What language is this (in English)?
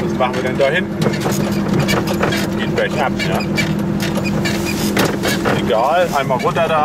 German